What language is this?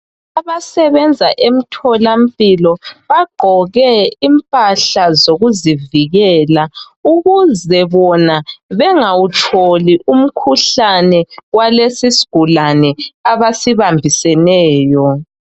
North Ndebele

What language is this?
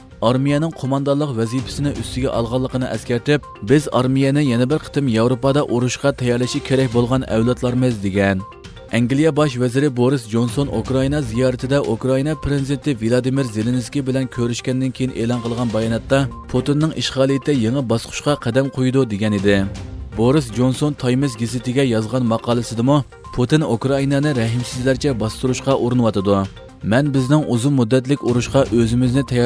Turkish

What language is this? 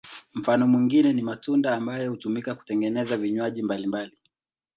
Swahili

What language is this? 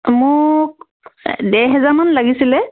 Assamese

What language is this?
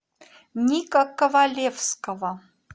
Russian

